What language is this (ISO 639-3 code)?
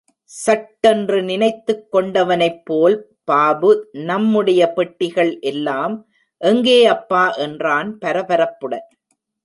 tam